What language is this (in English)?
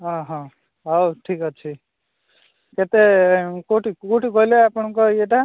Odia